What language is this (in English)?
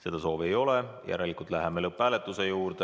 Estonian